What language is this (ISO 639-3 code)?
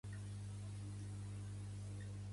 cat